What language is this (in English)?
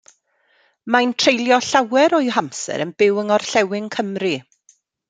Welsh